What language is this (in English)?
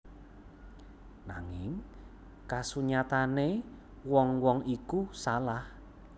Javanese